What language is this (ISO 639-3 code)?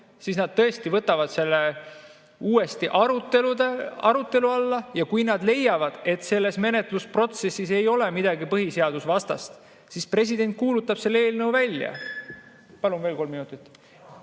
est